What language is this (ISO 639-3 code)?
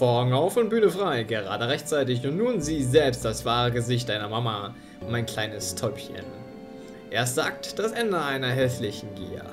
deu